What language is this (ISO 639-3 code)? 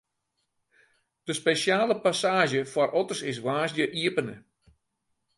fry